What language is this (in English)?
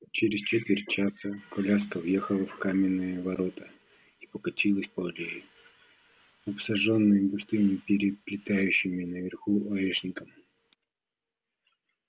Russian